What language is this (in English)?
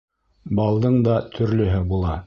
Bashkir